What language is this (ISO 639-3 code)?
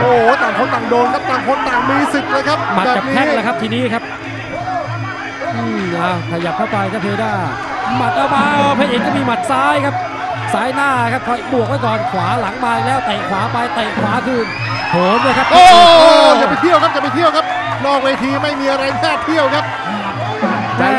tha